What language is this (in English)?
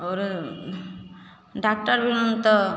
Maithili